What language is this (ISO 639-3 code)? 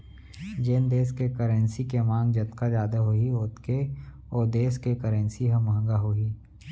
hne